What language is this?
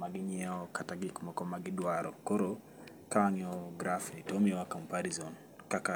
Luo (Kenya and Tanzania)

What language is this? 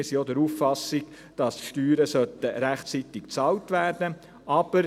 Swiss German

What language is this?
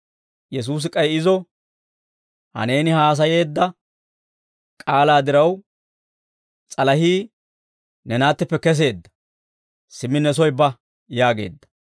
Dawro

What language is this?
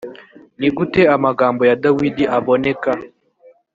Kinyarwanda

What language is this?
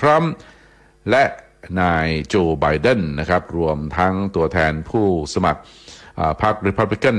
Thai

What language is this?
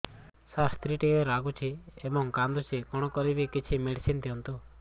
Odia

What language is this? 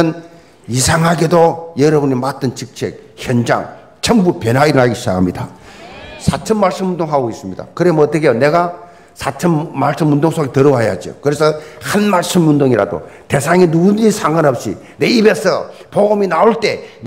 Korean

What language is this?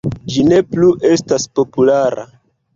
Esperanto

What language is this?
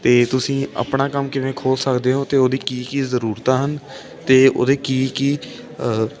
Punjabi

